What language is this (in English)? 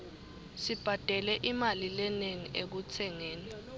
Swati